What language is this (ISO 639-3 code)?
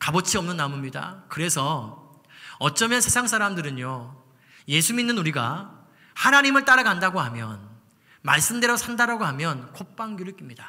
kor